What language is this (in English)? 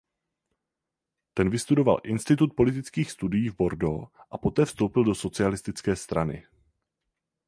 Czech